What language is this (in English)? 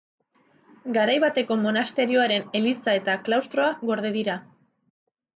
Basque